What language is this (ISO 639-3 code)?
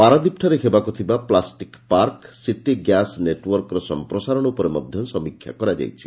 ori